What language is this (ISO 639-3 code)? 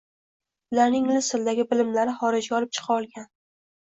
uzb